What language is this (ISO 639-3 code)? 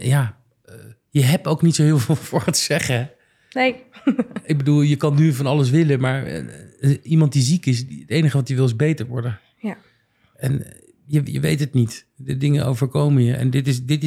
nld